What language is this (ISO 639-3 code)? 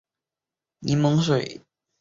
zho